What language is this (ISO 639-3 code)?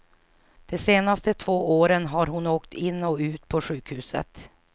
swe